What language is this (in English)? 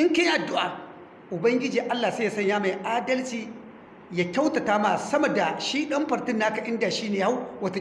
Hausa